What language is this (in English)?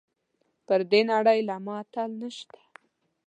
Pashto